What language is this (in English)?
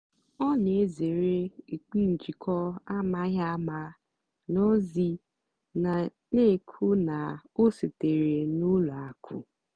Igbo